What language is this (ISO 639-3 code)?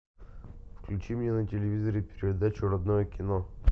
rus